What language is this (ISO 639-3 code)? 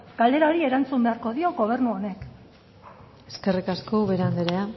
eus